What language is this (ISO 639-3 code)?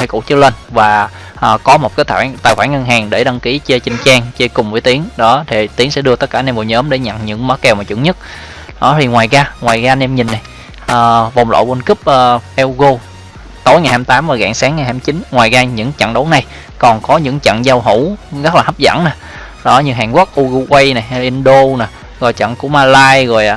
vie